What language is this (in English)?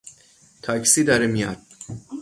Persian